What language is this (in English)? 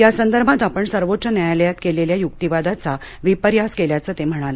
Marathi